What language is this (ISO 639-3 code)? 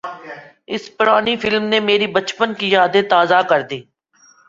urd